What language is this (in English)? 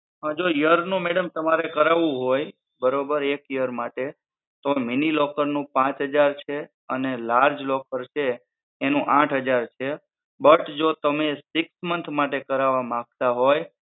Gujarati